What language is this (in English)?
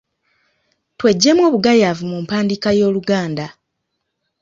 Ganda